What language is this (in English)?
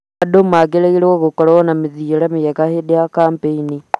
Kikuyu